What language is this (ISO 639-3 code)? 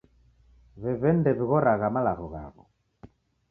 dav